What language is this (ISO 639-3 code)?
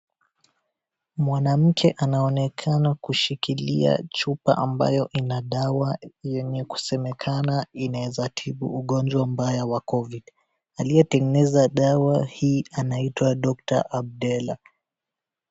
swa